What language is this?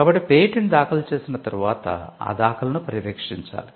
Telugu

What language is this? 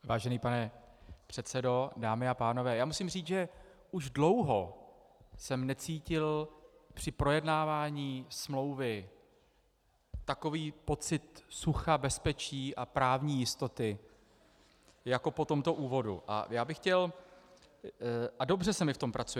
Czech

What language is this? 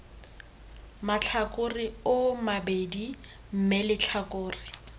Tswana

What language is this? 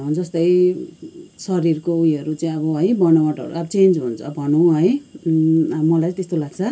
Nepali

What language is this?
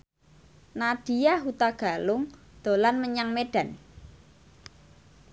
Javanese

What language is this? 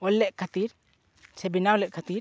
Santali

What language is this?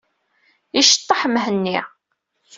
Kabyle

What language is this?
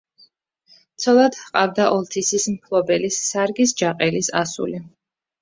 Georgian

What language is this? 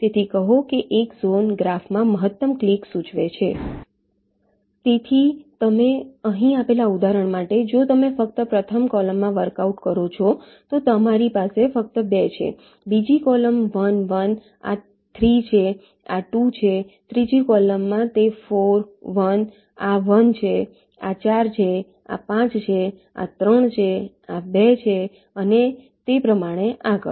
Gujarati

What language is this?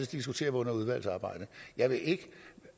Danish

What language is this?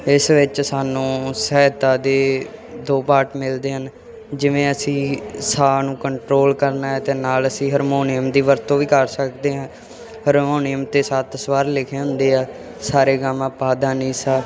Punjabi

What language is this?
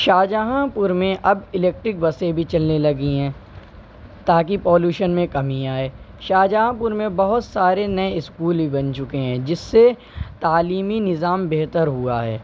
Urdu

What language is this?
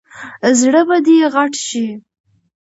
Pashto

